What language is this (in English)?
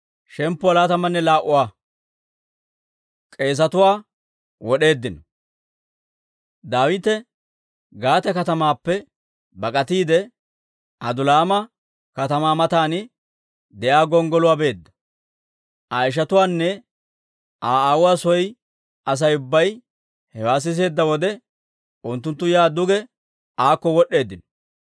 Dawro